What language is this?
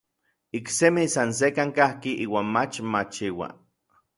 Orizaba Nahuatl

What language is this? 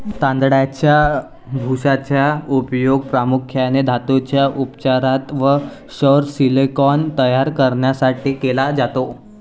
Marathi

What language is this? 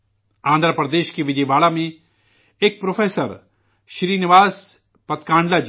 Urdu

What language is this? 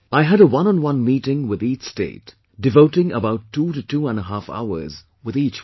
English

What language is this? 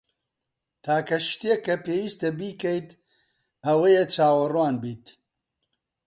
Central Kurdish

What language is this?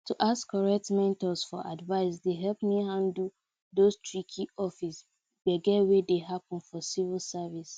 Nigerian Pidgin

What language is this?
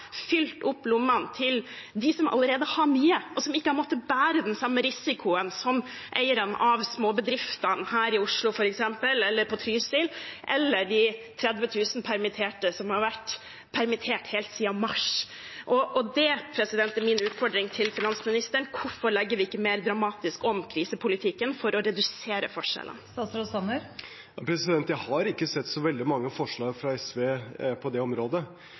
Norwegian Bokmål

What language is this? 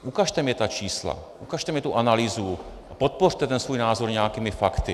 Czech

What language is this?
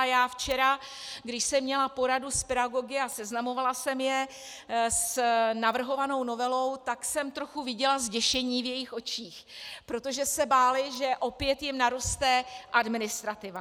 Czech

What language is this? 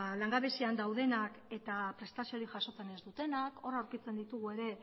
Basque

